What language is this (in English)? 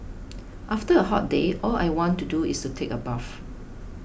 English